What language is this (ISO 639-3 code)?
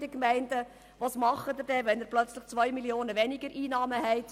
gsw